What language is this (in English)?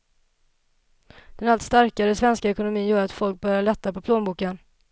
Swedish